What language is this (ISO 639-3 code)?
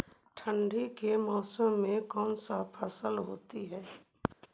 mag